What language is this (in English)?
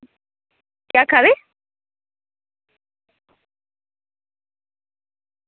Dogri